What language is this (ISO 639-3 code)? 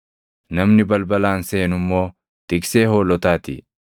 orm